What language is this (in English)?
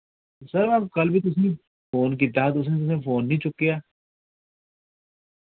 Dogri